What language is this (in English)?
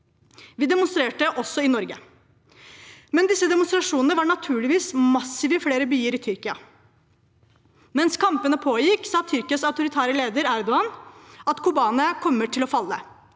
Norwegian